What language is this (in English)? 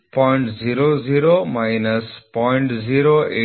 Kannada